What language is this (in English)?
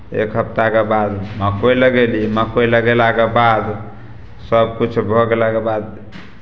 Maithili